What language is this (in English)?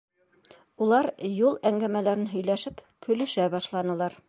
Bashkir